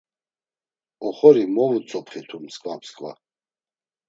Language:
Laz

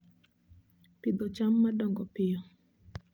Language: Luo (Kenya and Tanzania)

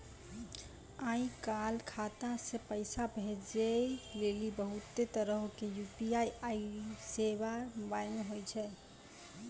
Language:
Maithili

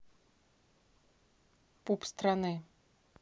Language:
Russian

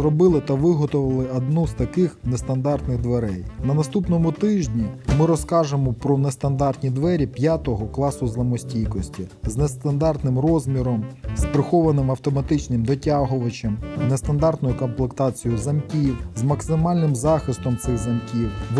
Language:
Ukrainian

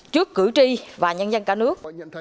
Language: Vietnamese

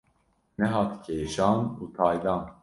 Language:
Kurdish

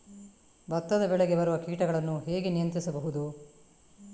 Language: Kannada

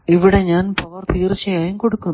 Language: Malayalam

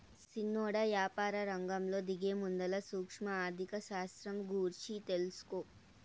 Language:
Telugu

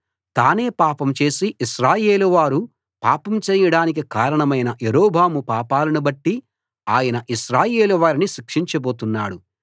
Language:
Telugu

